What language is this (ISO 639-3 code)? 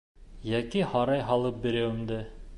bak